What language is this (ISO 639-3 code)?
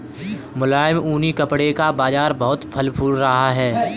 hin